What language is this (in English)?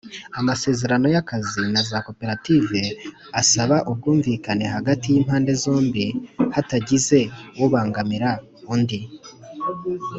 Kinyarwanda